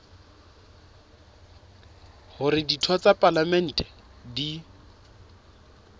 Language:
Southern Sotho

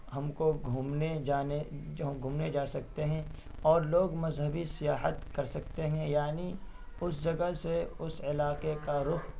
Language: Urdu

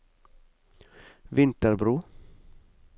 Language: Norwegian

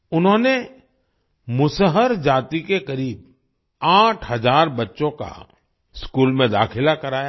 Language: Hindi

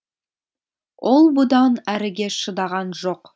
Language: Kazakh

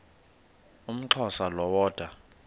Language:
Xhosa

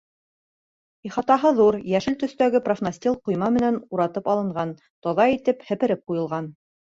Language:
Bashkir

